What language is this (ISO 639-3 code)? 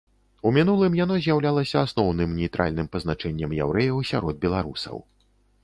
bel